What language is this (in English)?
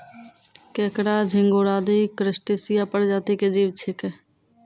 Maithili